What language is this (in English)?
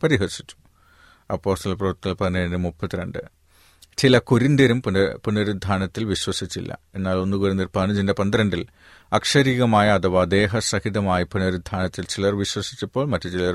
Malayalam